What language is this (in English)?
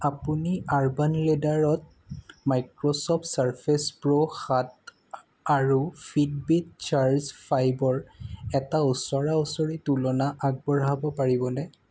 Assamese